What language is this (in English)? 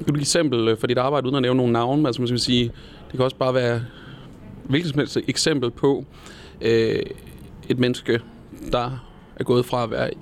Danish